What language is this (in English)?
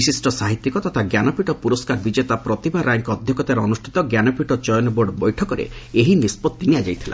Odia